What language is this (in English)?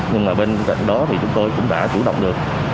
Vietnamese